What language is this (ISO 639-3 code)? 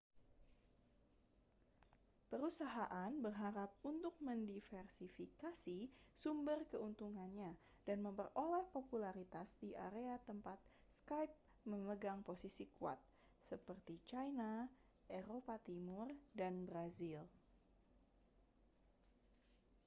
ind